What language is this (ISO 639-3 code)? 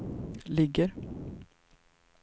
swe